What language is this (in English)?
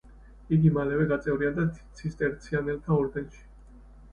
Georgian